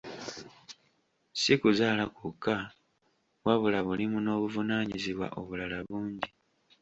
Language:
Ganda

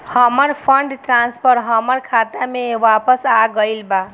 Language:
Bhojpuri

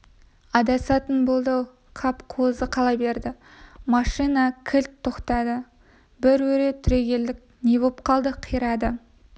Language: Kazakh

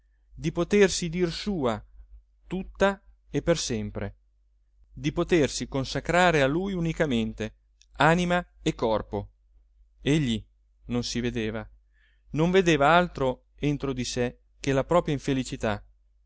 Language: Italian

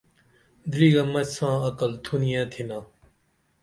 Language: Dameli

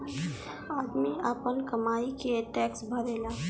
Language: Bhojpuri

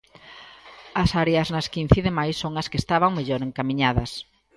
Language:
Galician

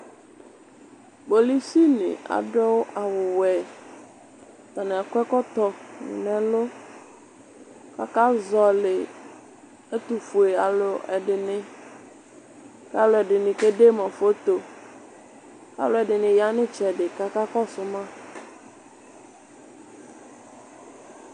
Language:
Ikposo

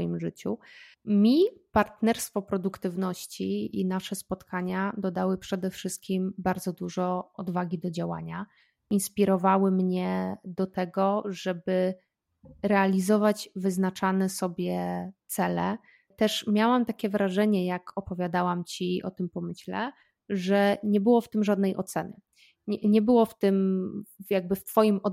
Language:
Polish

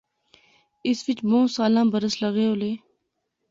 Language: Pahari-Potwari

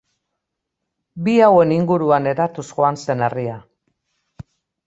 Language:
Basque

